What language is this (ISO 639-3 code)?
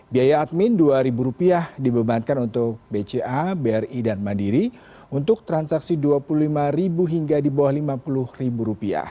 ind